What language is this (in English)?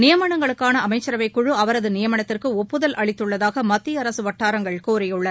Tamil